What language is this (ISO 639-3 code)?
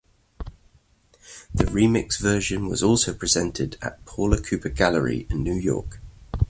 eng